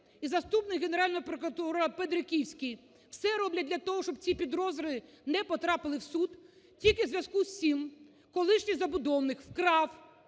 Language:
Ukrainian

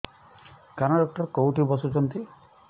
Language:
Odia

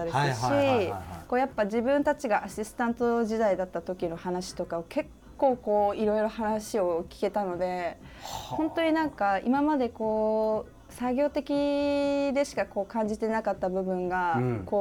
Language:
Japanese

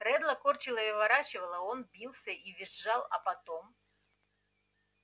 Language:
Russian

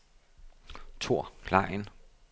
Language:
Danish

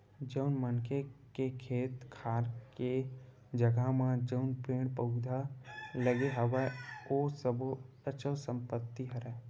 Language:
Chhattisgarhi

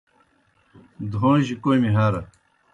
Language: Kohistani Shina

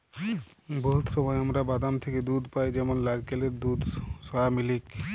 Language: Bangla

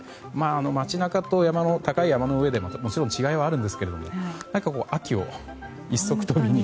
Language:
Japanese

